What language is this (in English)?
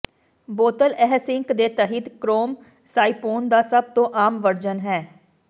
Punjabi